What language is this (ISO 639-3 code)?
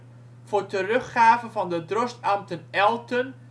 nld